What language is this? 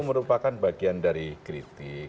Indonesian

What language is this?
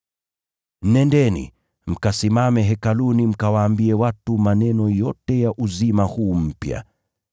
Swahili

